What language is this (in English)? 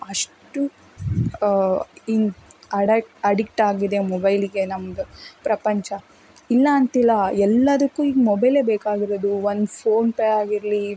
Kannada